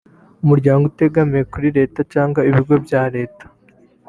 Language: Kinyarwanda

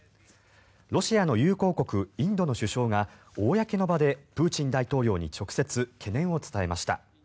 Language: Japanese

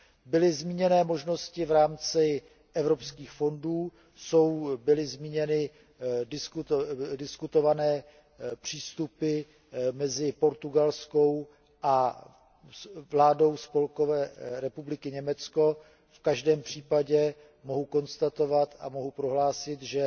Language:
Czech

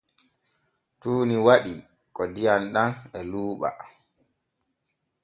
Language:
Borgu Fulfulde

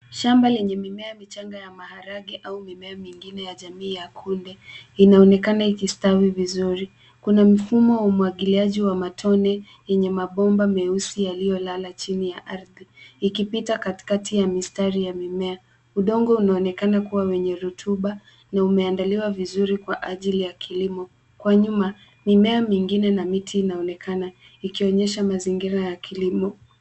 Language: Swahili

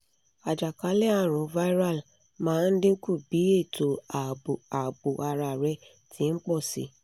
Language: Yoruba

